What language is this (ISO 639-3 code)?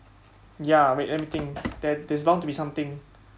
eng